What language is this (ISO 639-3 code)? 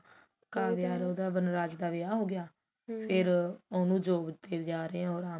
pan